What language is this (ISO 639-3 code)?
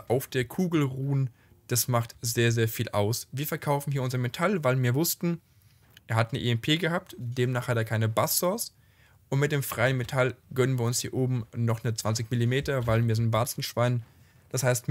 deu